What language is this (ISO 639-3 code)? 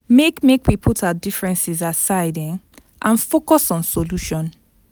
pcm